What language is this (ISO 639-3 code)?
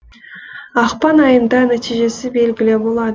kaz